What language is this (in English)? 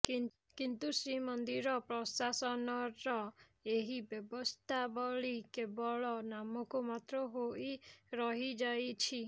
Odia